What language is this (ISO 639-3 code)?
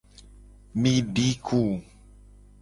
gej